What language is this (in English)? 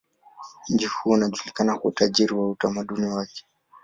Swahili